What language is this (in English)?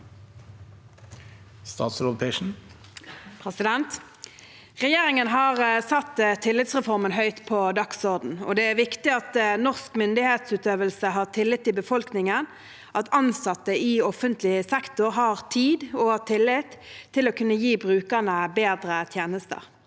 Norwegian